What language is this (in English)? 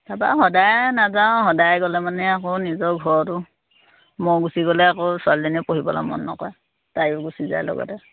Assamese